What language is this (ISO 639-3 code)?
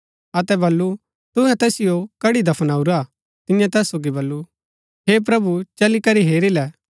gbk